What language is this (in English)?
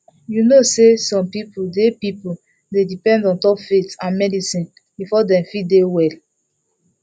Nigerian Pidgin